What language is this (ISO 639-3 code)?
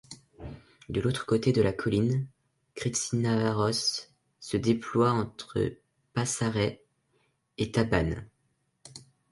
fra